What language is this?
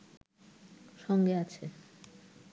Bangla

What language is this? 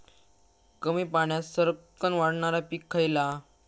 Marathi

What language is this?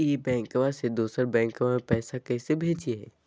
Magahi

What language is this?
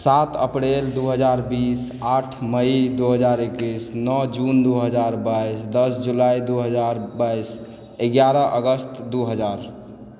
Maithili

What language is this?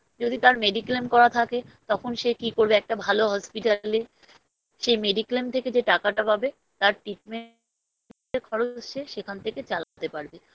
Bangla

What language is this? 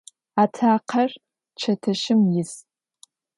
Adyghe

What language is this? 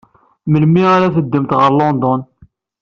Kabyle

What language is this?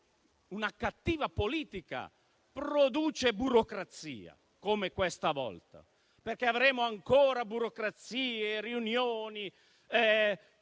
Italian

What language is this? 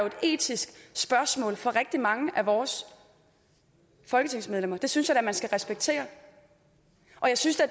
Danish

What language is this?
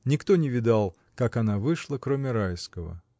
Russian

